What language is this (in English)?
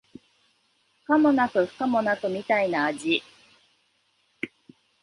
Japanese